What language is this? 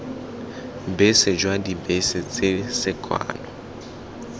Tswana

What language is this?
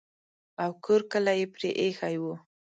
Pashto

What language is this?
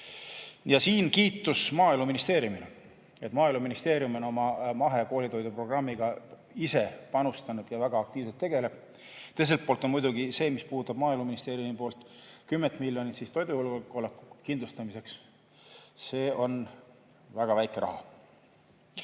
Estonian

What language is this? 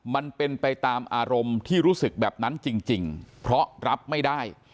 Thai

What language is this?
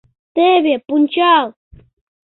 Mari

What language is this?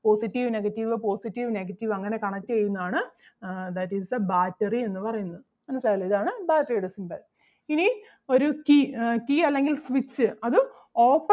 Malayalam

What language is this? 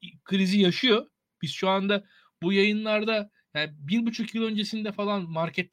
Turkish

